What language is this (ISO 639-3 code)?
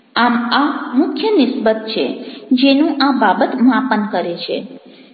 guj